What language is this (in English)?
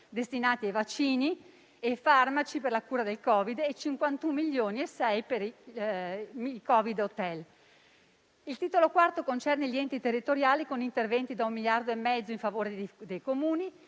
Italian